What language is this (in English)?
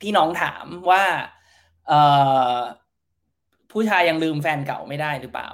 Thai